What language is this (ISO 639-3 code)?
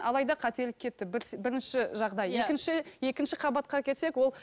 kaz